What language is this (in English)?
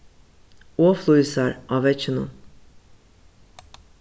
Faroese